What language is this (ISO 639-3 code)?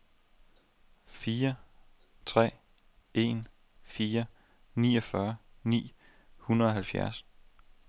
dan